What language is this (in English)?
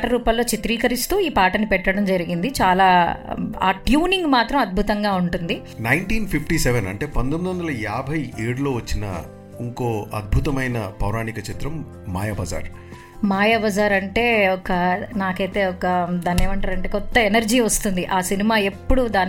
Telugu